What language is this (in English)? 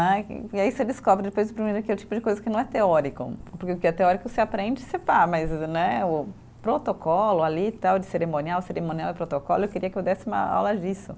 Portuguese